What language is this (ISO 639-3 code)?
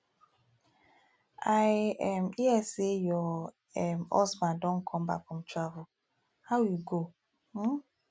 pcm